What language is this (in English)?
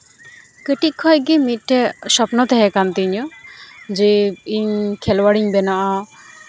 Santali